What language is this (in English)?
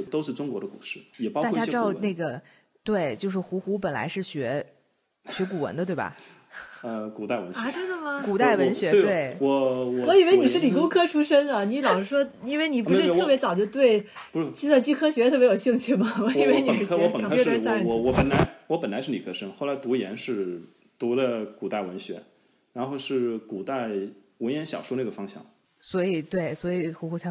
Chinese